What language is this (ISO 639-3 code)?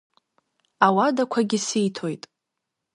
abk